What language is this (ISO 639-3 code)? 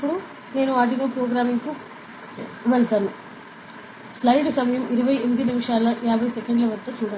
tel